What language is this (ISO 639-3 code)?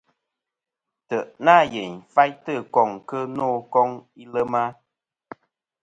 bkm